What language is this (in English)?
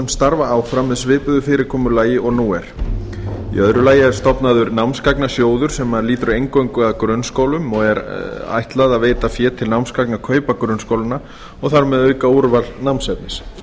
Icelandic